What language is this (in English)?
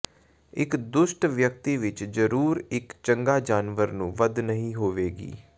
Punjabi